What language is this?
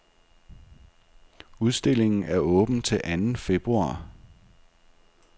Danish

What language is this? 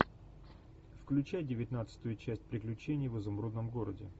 Russian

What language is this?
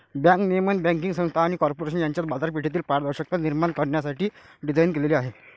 Marathi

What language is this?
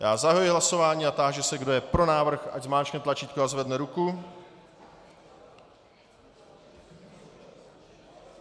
Czech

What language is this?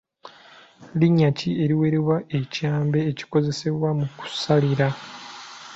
Ganda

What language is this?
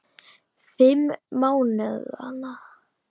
Icelandic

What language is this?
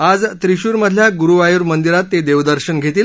Marathi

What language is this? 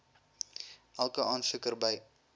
Afrikaans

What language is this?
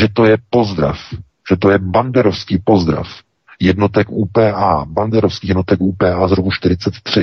Czech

